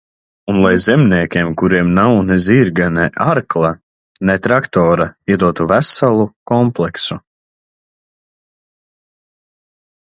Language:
Latvian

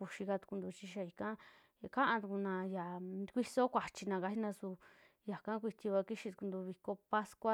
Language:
Western Juxtlahuaca Mixtec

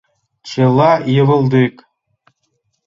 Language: Mari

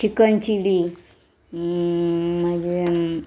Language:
Konkani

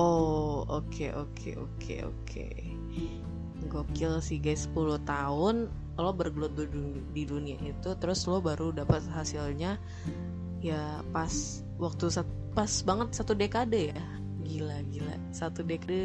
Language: Indonesian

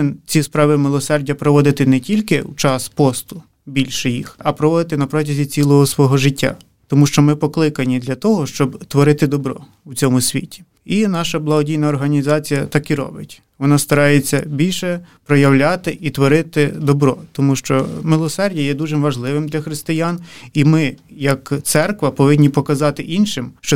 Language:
Ukrainian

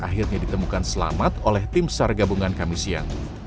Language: Indonesian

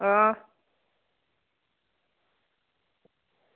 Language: Dogri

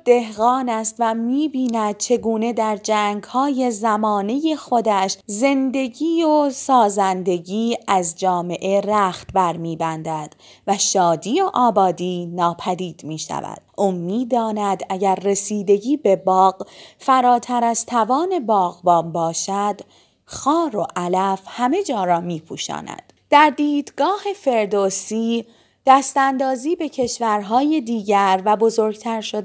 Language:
Persian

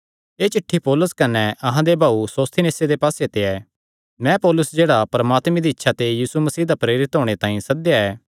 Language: Kangri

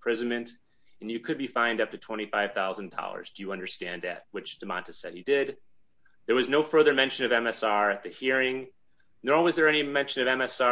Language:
English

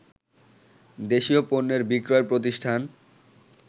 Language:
Bangla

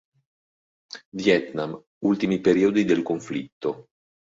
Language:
Italian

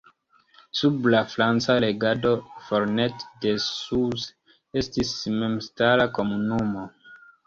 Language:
Esperanto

